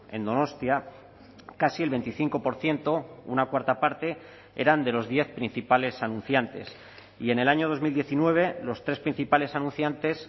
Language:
Spanish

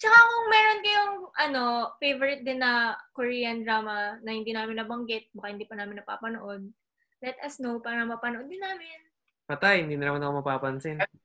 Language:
Filipino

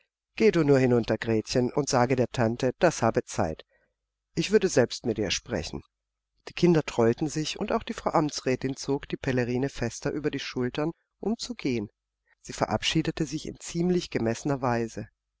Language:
German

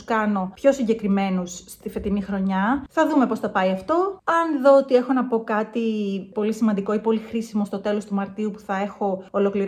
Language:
Greek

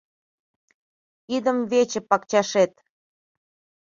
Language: Mari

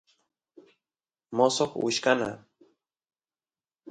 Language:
Santiago del Estero Quichua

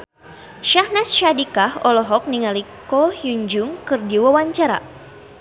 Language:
Sundanese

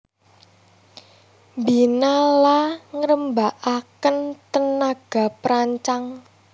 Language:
Javanese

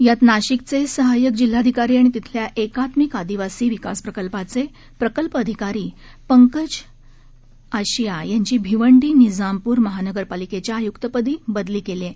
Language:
Marathi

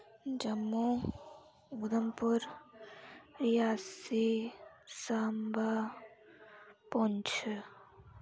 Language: Dogri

